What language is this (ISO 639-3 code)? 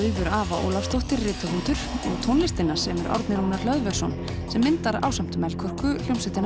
isl